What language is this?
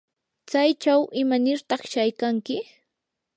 Yanahuanca Pasco Quechua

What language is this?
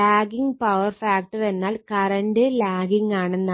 Malayalam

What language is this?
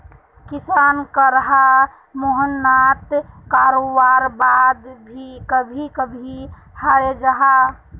Magahi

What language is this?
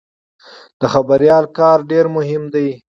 Pashto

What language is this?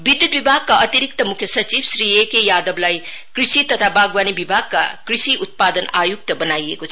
Nepali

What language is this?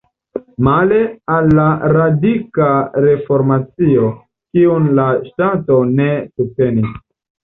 Esperanto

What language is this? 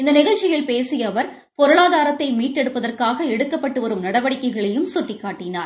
Tamil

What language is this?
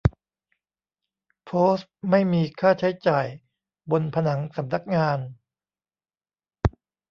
Thai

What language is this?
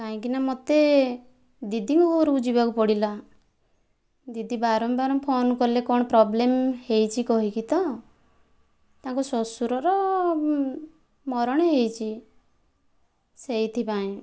Odia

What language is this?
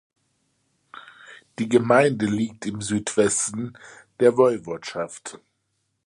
German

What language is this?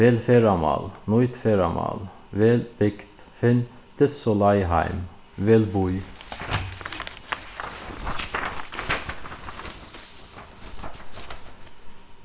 Faroese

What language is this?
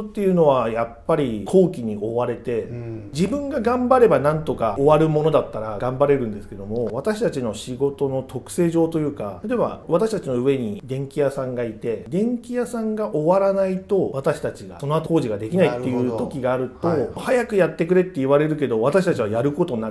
Japanese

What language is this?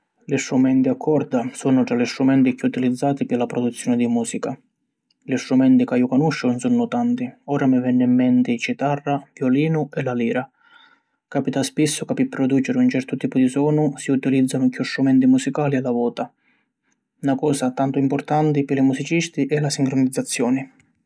Sicilian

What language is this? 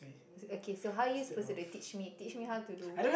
English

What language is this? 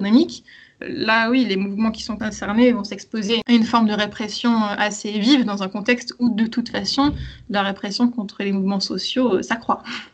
French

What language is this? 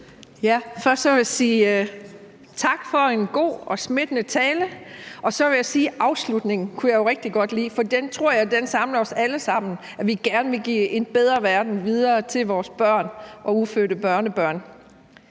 Danish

